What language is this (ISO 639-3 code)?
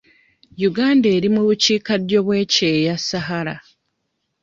lug